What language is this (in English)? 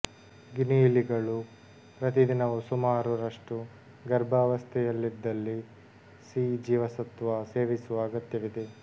Kannada